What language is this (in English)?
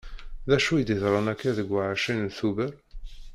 Kabyle